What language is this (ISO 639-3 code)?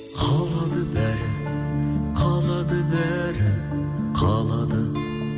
kaz